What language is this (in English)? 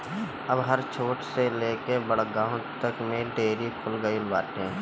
Bhojpuri